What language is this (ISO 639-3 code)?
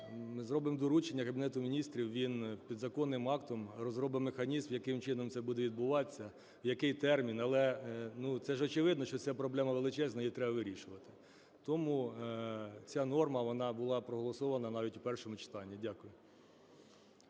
ukr